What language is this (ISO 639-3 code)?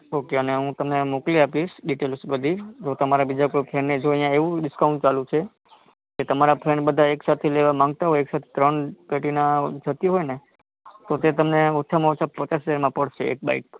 guj